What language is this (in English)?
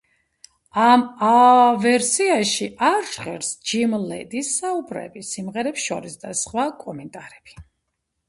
Georgian